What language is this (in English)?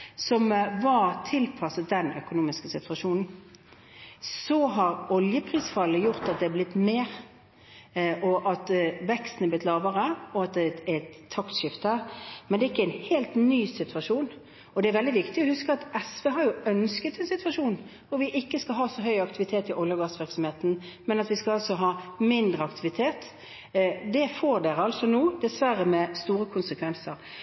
Norwegian Bokmål